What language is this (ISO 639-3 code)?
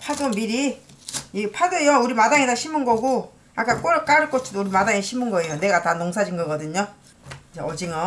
kor